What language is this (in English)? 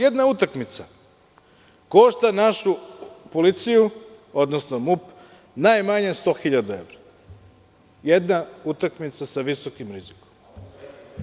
Serbian